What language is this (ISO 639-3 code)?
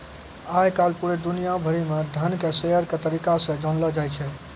mai